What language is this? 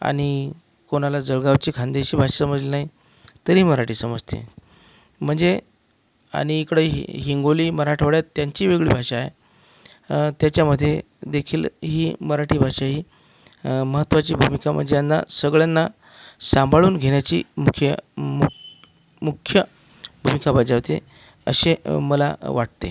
Marathi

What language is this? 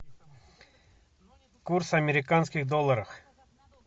Russian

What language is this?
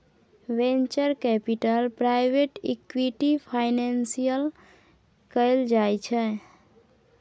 Maithili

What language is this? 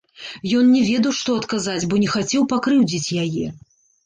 Belarusian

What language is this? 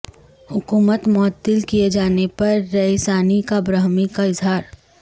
Urdu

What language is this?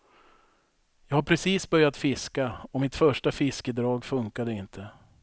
Swedish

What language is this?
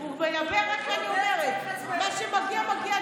Hebrew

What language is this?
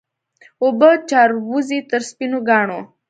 Pashto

